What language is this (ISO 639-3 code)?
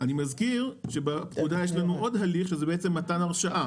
heb